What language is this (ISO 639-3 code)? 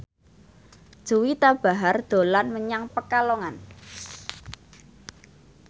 jav